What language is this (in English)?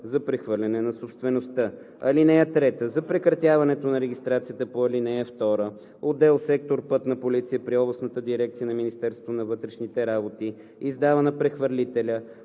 Bulgarian